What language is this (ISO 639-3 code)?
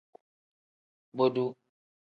kdh